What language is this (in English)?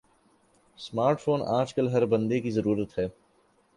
Urdu